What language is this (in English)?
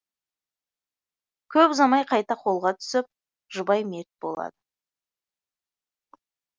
Kazakh